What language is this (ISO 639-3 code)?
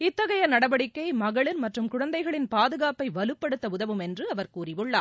tam